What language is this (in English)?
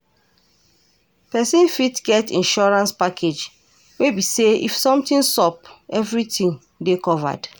Nigerian Pidgin